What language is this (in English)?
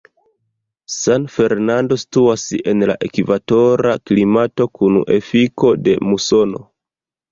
Esperanto